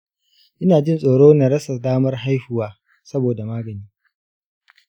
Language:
Hausa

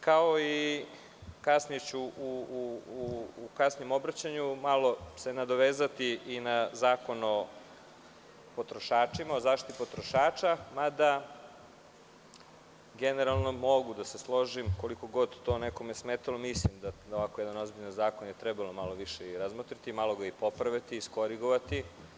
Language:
Serbian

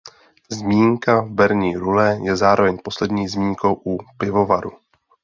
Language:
Czech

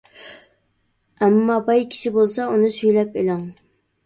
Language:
Uyghur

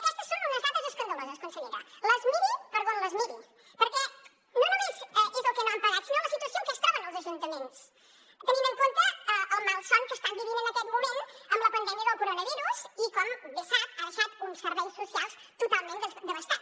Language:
Catalan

